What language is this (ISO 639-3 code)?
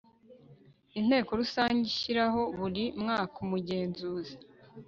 kin